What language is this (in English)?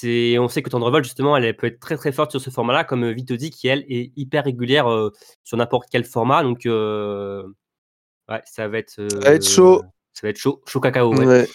French